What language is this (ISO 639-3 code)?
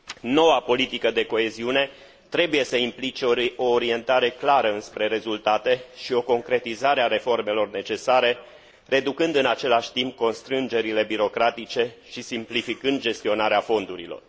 ron